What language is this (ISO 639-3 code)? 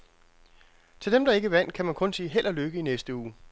dan